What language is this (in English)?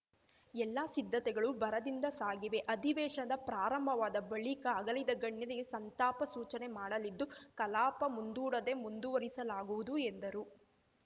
Kannada